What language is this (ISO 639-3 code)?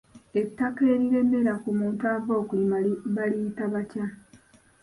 lug